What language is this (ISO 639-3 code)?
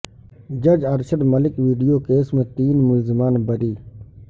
urd